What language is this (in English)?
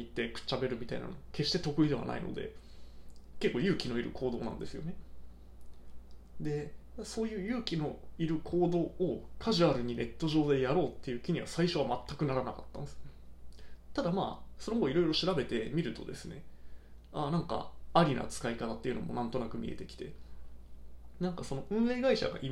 Japanese